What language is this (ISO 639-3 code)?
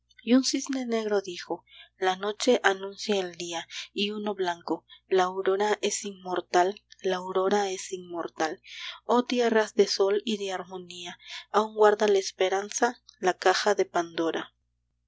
spa